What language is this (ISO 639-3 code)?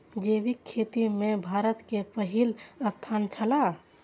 mai